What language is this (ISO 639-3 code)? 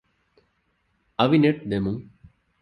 div